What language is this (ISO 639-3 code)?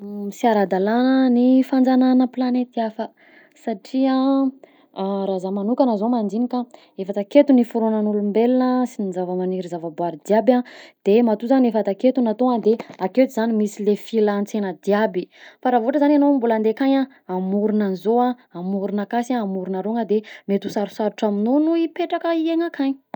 bzc